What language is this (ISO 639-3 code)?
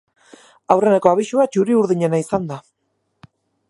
eus